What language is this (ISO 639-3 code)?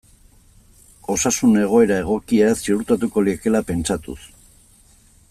eus